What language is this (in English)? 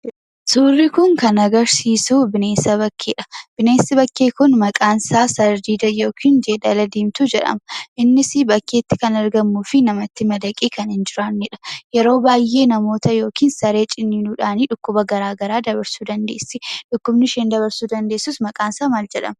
Oromo